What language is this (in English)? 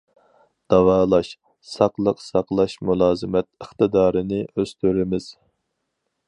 Uyghur